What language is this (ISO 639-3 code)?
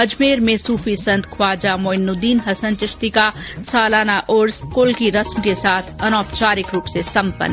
hin